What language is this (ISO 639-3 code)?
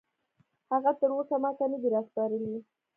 pus